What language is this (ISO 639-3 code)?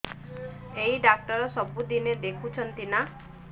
ori